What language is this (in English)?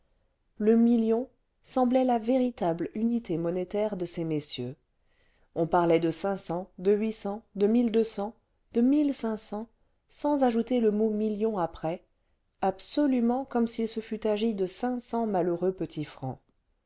French